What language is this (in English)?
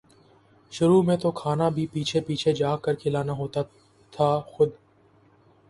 Urdu